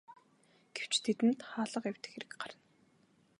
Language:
Mongolian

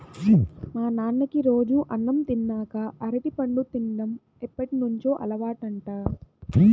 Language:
Telugu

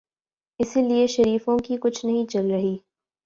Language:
Urdu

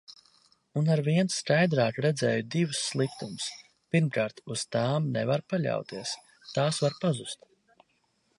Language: Latvian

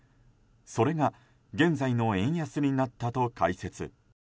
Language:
Japanese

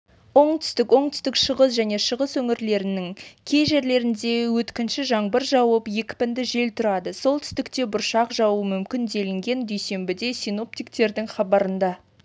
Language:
Kazakh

